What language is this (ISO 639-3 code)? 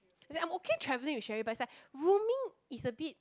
eng